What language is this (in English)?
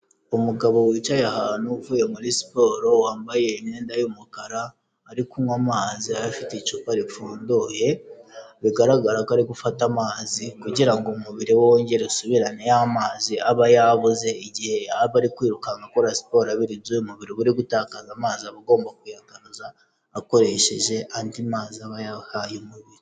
Kinyarwanda